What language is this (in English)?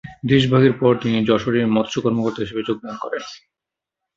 Bangla